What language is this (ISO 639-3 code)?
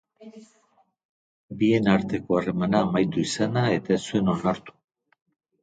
eus